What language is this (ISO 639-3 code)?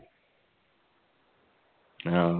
mal